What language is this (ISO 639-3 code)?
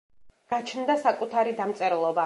kat